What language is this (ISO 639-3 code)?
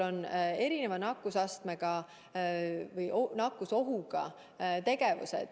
est